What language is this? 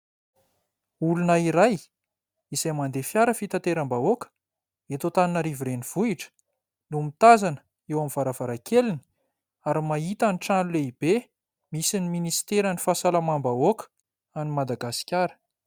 Malagasy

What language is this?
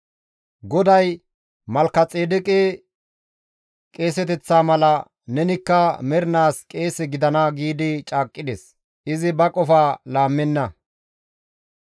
Gamo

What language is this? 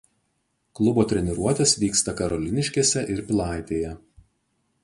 Lithuanian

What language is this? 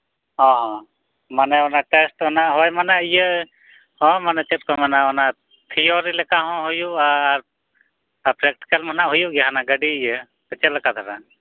Santali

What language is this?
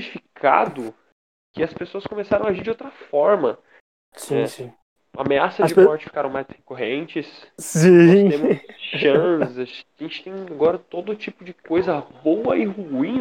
Portuguese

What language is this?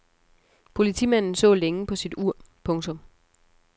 Danish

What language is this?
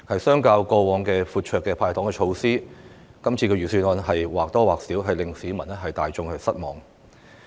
Cantonese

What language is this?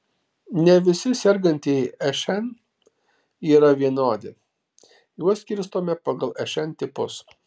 Lithuanian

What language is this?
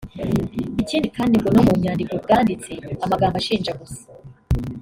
Kinyarwanda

